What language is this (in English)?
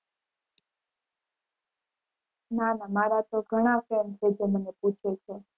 Gujarati